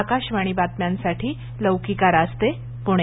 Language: Marathi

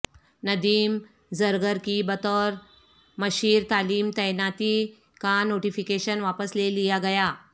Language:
Urdu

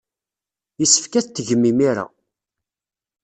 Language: Kabyle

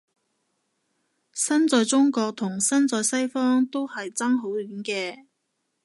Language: Cantonese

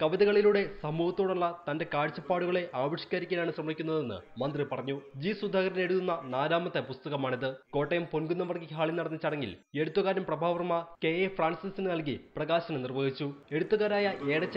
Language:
Russian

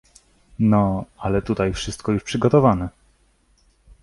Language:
Polish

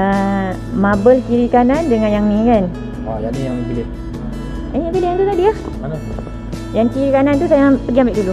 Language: Malay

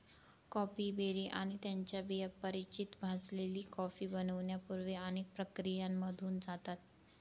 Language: Marathi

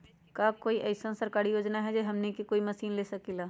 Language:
Magahi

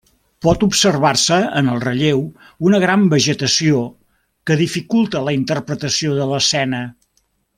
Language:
Catalan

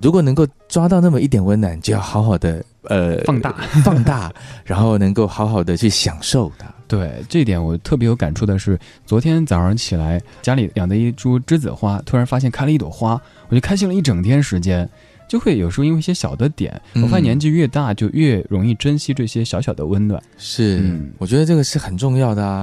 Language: Chinese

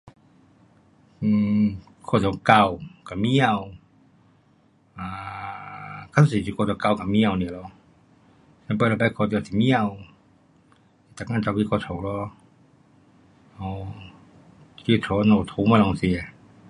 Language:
Pu-Xian Chinese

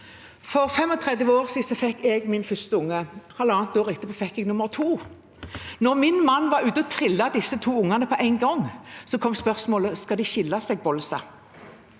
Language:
Norwegian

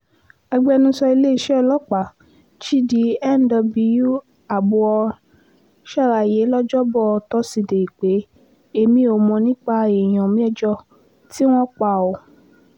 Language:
Yoruba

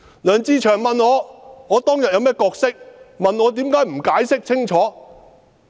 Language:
Cantonese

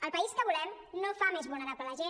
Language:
Catalan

